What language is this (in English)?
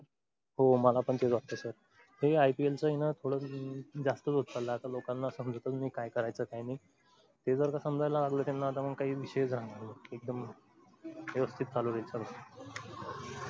Marathi